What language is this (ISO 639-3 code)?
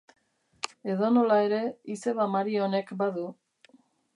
eus